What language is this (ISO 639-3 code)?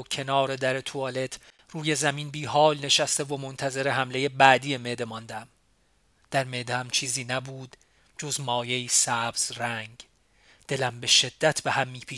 fas